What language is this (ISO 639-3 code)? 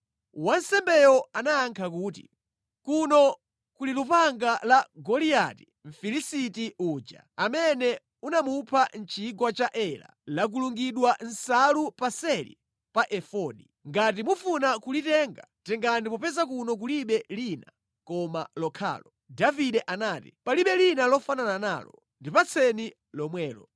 nya